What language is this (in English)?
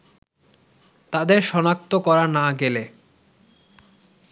Bangla